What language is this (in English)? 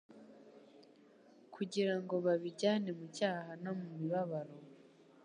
Kinyarwanda